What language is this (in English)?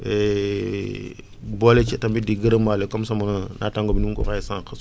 Wolof